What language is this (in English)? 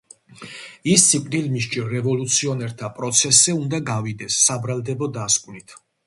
Georgian